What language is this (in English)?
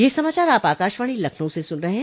Hindi